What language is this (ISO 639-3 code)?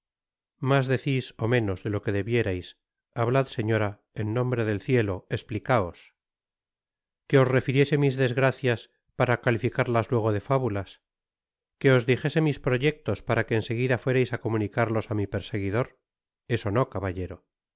spa